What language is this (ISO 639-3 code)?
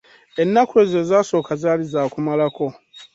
lug